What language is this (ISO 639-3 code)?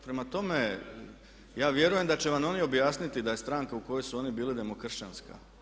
hrv